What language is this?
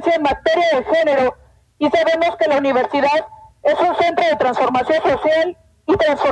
Spanish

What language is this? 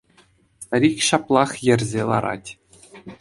Chuvash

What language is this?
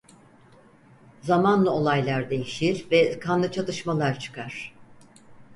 Turkish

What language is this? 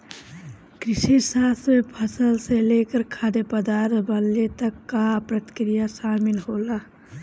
Bhojpuri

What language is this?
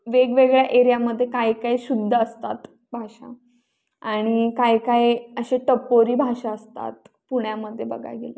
Marathi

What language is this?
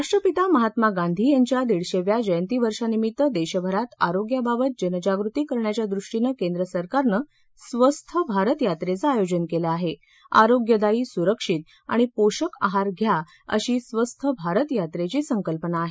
Marathi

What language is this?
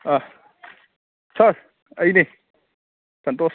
Manipuri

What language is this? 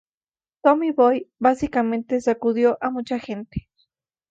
Spanish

